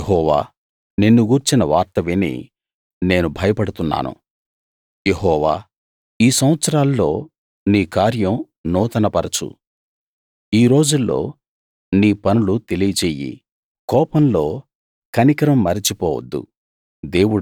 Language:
Telugu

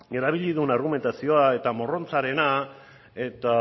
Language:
Basque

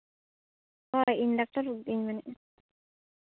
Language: Santali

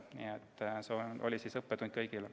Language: Estonian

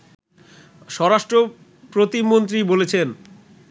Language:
Bangla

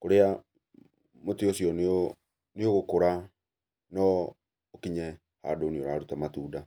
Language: Kikuyu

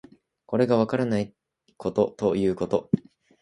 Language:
Japanese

